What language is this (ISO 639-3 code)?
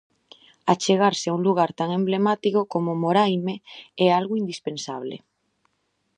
glg